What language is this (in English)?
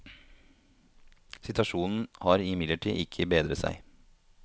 Norwegian